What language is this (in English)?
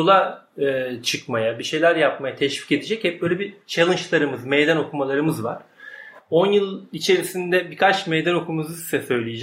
Turkish